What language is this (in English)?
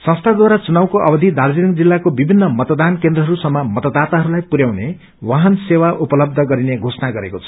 Nepali